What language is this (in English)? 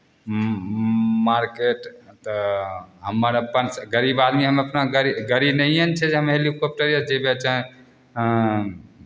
Maithili